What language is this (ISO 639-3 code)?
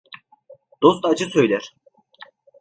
tur